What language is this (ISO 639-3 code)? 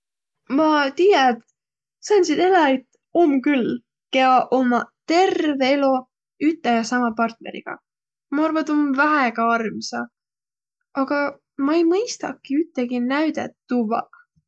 vro